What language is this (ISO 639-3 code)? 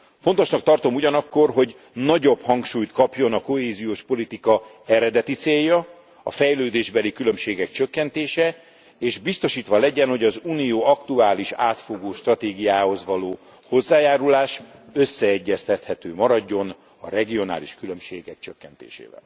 hun